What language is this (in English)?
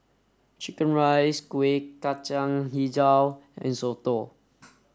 English